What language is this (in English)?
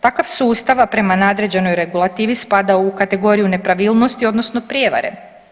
Croatian